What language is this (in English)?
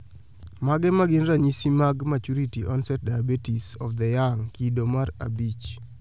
Luo (Kenya and Tanzania)